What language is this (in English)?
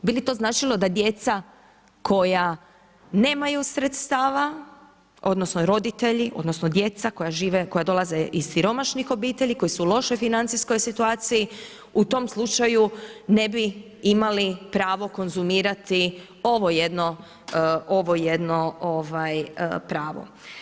Croatian